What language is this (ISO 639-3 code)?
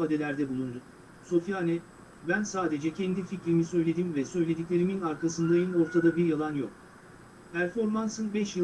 tur